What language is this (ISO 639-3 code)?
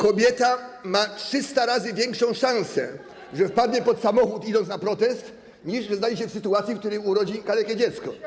pol